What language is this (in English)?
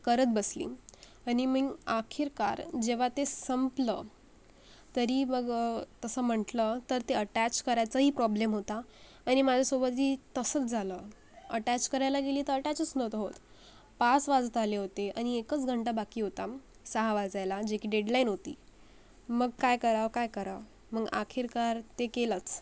Marathi